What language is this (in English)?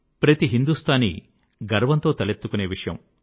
Telugu